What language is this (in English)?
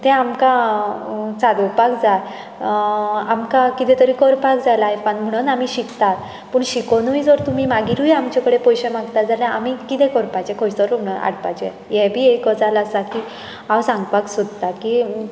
Konkani